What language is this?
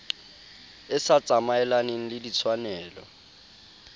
Southern Sotho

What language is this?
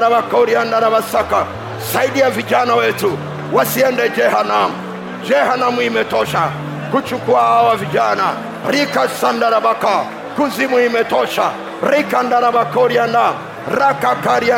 Swahili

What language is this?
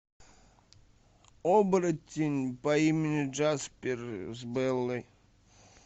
Russian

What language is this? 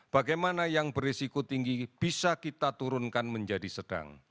Indonesian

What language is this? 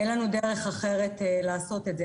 Hebrew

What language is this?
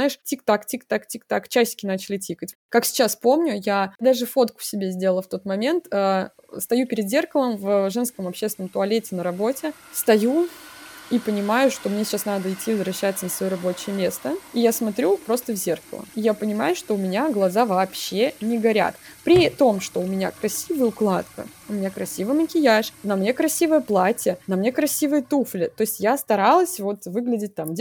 Russian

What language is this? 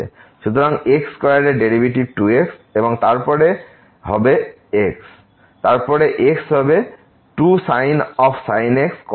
Bangla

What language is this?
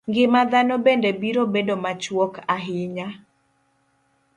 Luo (Kenya and Tanzania)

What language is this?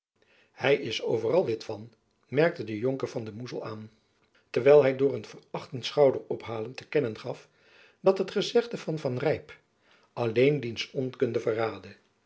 Dutch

